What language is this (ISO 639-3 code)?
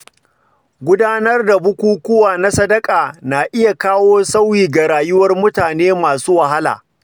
hau